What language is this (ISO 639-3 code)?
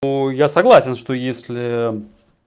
rus